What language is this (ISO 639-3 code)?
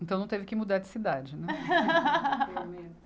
por